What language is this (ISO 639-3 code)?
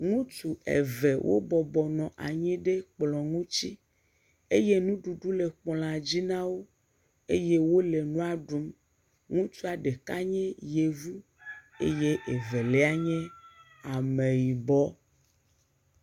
ewe